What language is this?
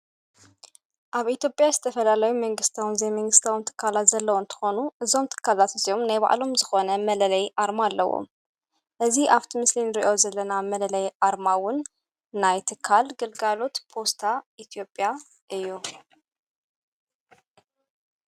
Tigrinya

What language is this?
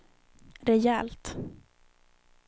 Swedish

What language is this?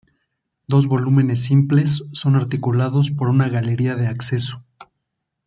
Spanish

